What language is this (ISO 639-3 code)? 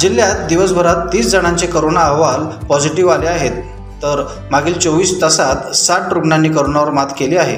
mar